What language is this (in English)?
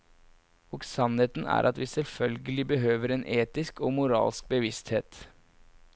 Norwegian